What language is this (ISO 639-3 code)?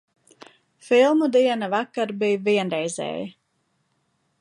lav